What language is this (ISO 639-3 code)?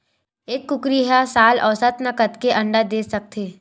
hne